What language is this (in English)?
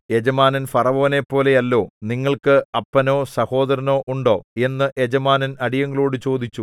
Malayalam